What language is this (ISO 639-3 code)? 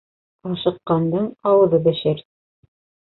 bak